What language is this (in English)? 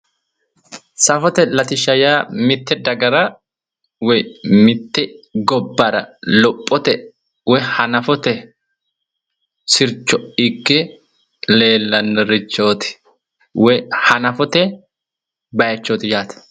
Sidamo